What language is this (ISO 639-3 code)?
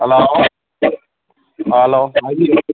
mni